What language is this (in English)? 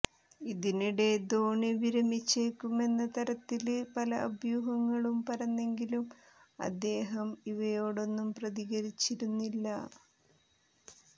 Malayalam